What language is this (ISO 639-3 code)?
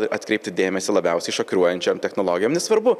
lit